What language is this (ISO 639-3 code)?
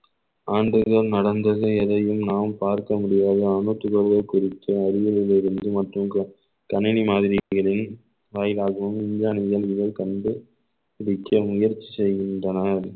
tam